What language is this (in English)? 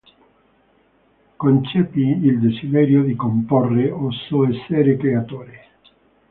Italian